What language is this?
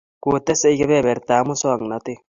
Kalenjin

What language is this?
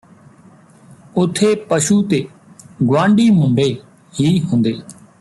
Punjabi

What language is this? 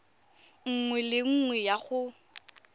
Tswana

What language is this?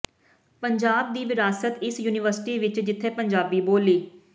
Punjabi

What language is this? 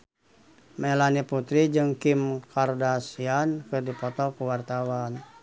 Sundanese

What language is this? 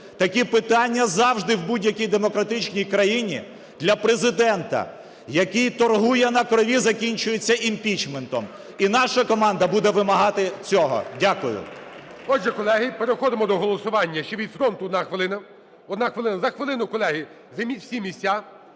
Ukrainian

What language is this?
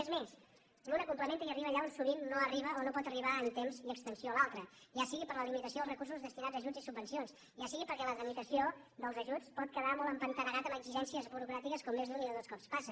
Catalan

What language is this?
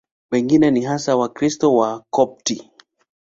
Swahili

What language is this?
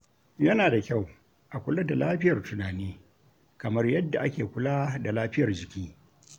Hausa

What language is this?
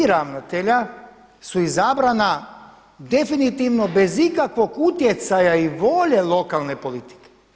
Croatian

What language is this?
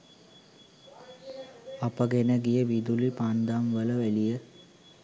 Sinhala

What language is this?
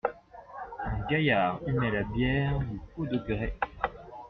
French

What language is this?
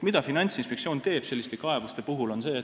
Estonian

